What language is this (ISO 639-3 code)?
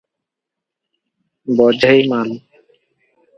ori